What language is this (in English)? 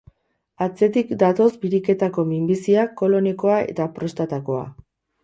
Basque